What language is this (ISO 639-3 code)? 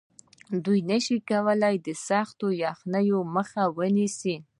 pus